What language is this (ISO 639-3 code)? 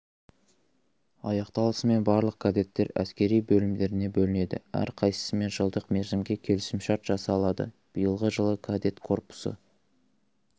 kaz